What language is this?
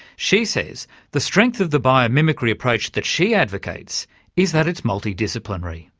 English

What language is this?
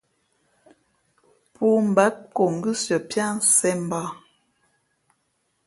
Fe'fe'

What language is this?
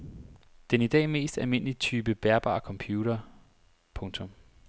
Danish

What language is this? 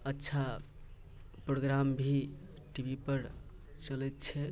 Maithili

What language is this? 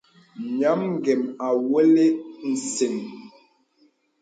Bebele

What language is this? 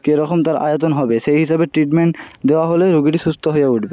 Bangla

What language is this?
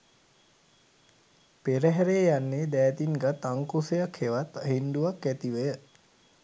Sinhala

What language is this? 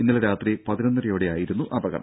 Malayalam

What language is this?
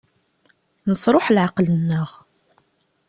Kabyle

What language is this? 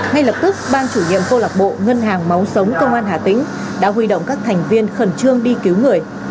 Vietnamese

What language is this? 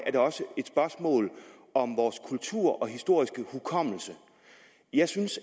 Danish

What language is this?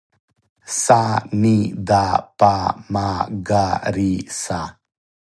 Serbian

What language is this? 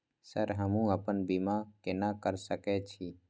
Maithili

